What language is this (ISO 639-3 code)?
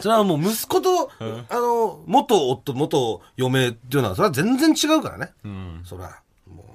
jpn